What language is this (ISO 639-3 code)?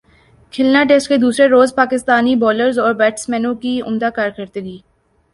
urd